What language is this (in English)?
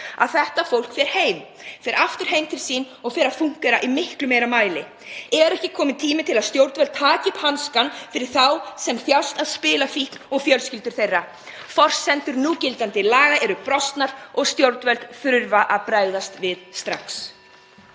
Icelandic